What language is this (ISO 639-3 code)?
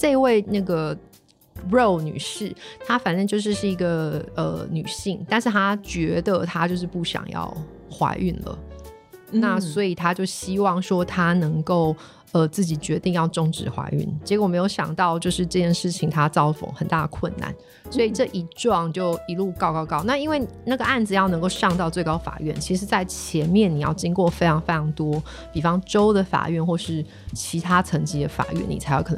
zho